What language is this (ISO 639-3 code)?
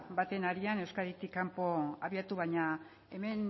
eus